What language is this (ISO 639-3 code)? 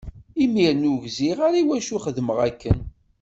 kab